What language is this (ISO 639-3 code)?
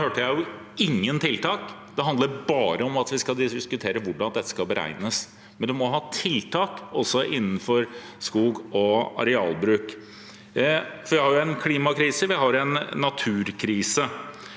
nor